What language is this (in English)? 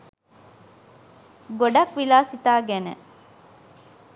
Sinhala